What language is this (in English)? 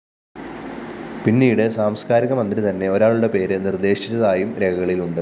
Malayalam